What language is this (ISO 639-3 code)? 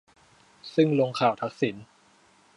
tha